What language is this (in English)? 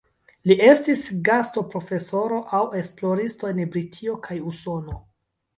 Esperanto